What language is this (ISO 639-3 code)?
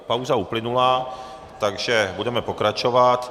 ces